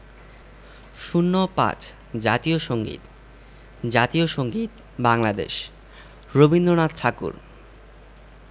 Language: Bangla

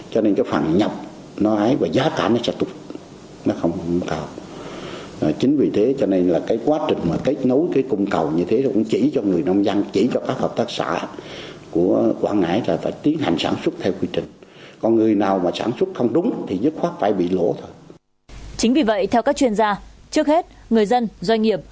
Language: Vietnamese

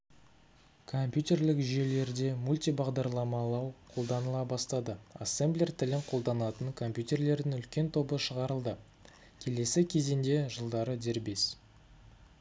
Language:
Kazakh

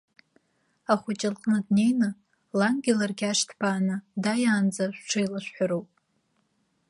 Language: Abkhazian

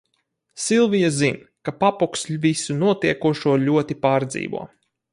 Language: Latvian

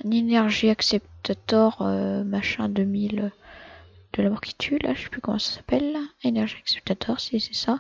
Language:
French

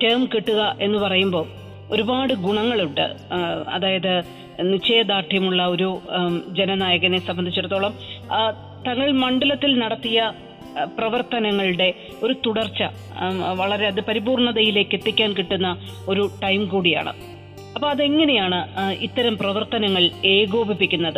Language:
Malayalam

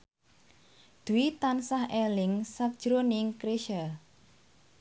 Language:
Javanese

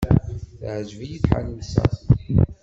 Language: Kabyle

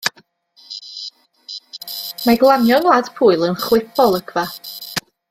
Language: Welsh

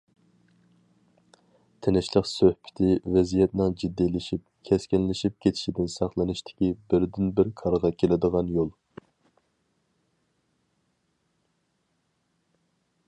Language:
Uyghur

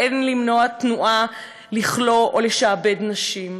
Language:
Hebrew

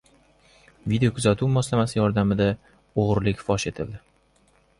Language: Uzbek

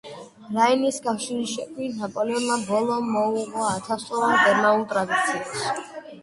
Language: Georgian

